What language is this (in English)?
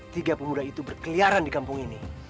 Indonesian